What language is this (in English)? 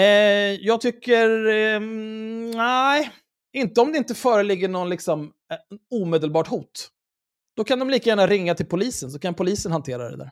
Swedish